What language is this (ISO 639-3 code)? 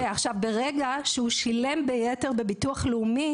heb